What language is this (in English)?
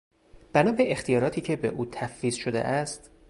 Persian